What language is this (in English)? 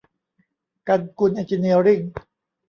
Thai